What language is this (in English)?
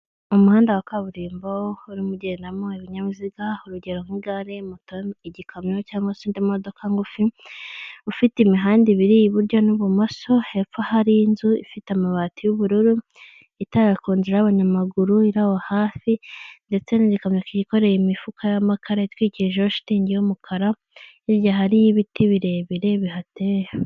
Kinyarwanda